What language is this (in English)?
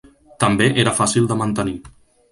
Catalan